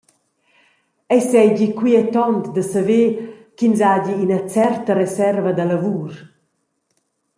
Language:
Romansh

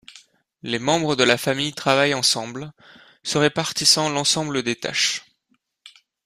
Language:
French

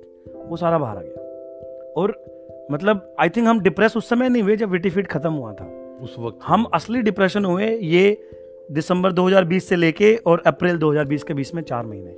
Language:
Hindi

